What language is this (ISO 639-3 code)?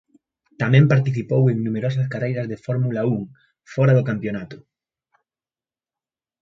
glg